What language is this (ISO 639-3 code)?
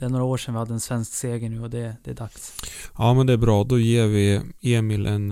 swe